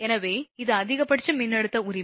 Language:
Tamil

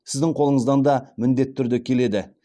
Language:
Kazakh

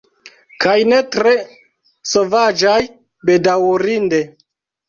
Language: Esperanto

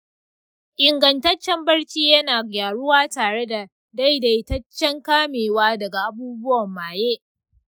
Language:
Hausa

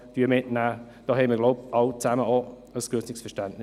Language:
Swiss German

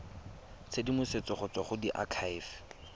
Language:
Tswana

